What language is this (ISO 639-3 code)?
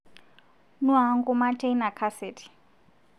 mas